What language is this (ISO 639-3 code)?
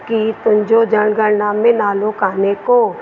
snd